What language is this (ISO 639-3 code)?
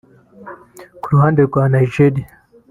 kin